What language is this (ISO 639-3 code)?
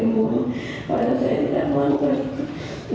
ind